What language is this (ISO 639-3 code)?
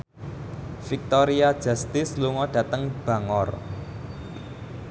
jav